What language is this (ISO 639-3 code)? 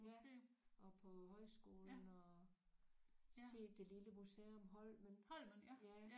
dan